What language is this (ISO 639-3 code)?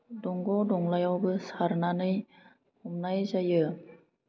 brx